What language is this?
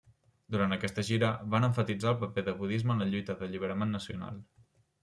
Catalan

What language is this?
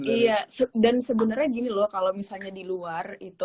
Indonesian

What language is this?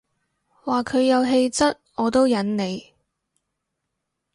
Cantonese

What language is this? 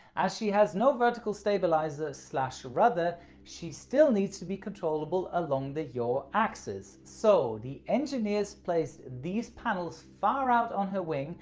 English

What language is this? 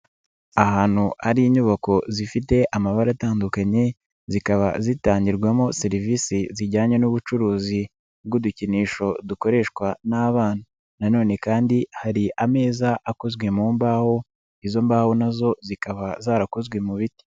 Kinyarwanda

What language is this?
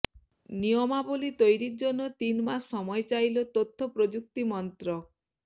Bangla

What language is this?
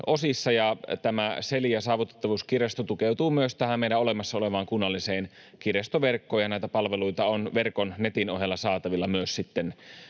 Finnish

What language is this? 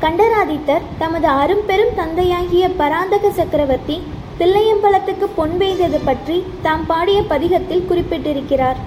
Tamil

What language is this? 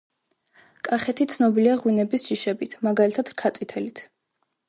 Georgian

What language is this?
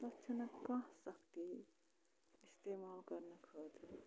Kashmiri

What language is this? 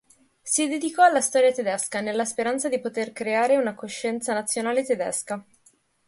Italian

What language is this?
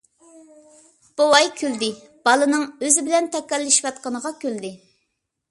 Uyghur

